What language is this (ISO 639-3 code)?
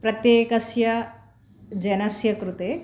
san